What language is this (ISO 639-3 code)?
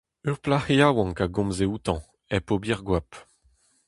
bre